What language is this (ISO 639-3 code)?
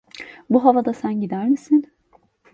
tur